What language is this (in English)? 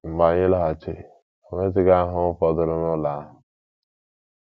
Igbo